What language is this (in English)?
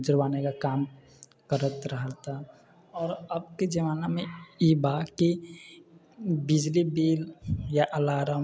Maithili